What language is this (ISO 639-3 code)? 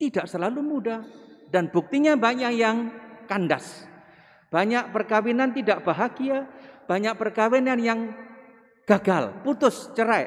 ind